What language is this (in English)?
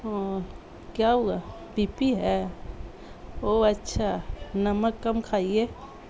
Urdu